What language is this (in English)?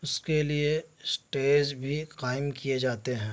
Urdu